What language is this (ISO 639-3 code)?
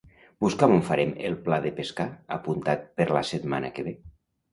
cat